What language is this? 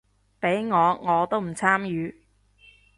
Cantonese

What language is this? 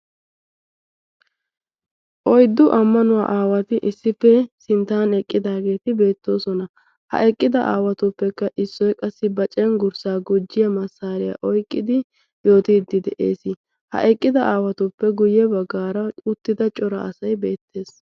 Wolaytta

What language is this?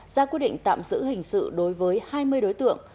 Vietnamese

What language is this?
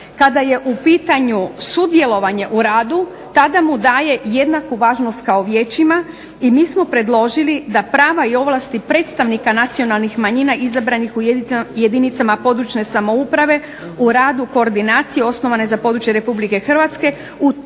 Croatian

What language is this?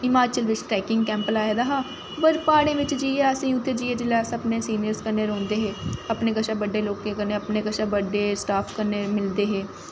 Dogri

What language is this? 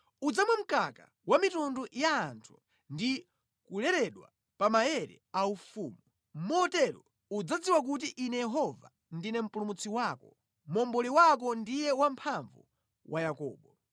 Nyanja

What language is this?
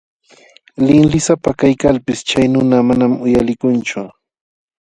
Jauja Wanca Quechua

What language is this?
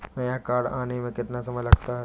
Hindi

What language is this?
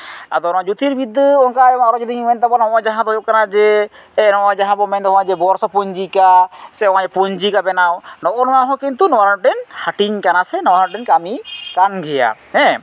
Santali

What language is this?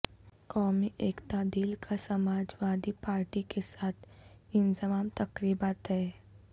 Urdu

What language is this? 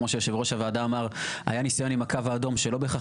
Hebrew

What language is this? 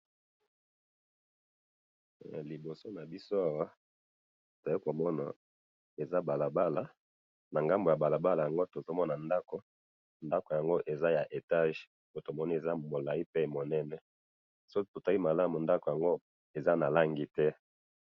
Lingala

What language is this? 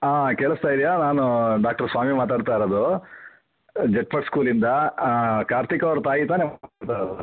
Kannada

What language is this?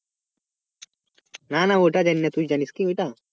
Bangla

